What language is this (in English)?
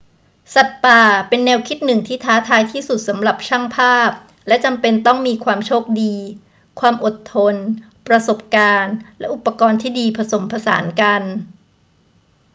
Thai